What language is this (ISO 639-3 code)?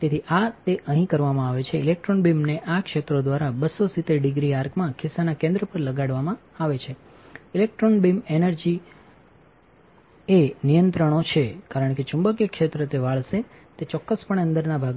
guj